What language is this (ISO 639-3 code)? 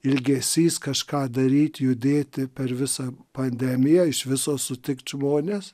lit